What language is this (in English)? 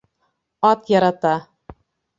Bashkir